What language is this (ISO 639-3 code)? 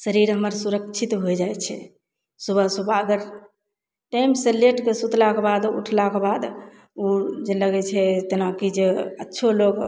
mai